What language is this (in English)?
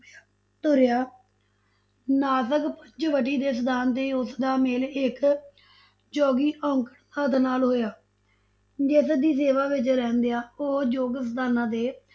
Punjabi